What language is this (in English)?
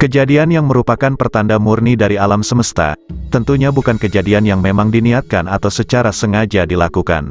Indonesian